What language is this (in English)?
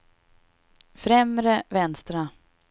Swedish